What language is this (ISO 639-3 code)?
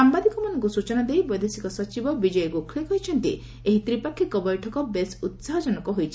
ori